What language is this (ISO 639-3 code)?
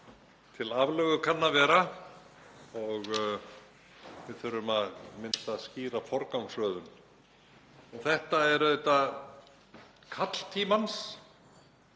isl